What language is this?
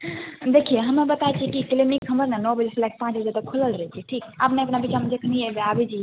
Maithili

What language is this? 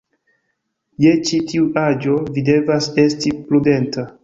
Esperanto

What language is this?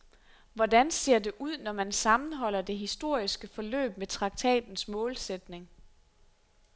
Danish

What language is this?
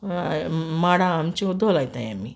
Konkani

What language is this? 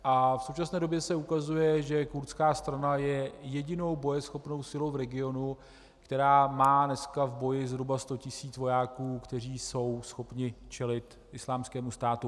Czech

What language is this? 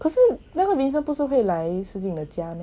English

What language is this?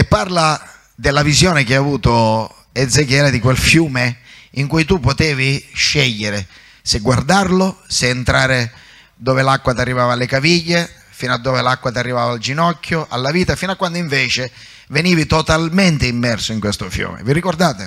Italian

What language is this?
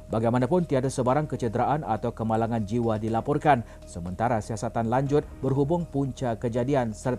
Malay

